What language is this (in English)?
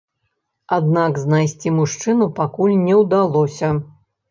Belarusian